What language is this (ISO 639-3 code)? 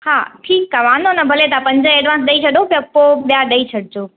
snd